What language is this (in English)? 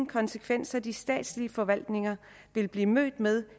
Danish